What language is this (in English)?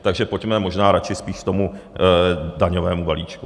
Czech